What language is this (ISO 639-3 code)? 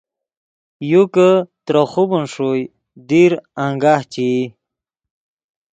ydg